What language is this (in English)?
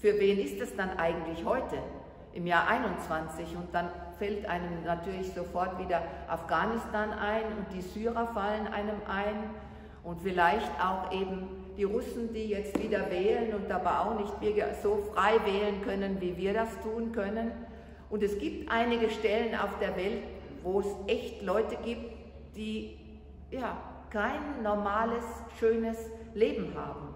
German